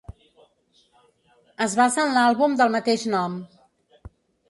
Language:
Catalan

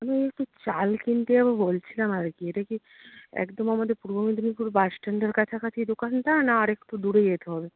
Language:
Bangla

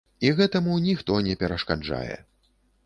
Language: Belarusian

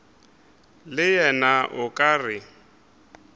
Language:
Northern Sotho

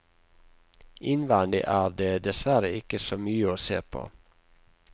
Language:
Norwegian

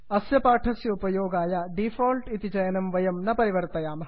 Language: Sanskrit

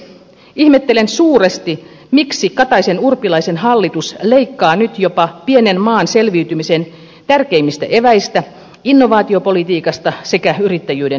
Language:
Finnish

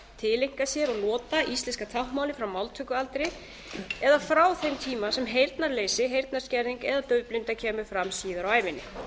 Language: Icelandic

